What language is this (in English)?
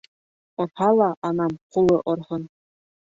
Bashkir